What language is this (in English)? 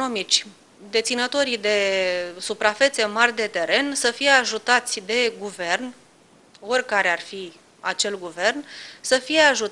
Romanian